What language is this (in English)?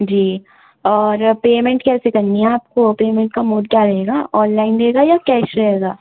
Urdu